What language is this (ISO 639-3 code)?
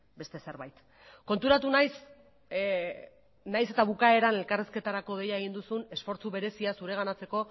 eus